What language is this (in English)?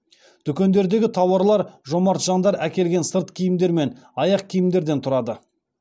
Kazakh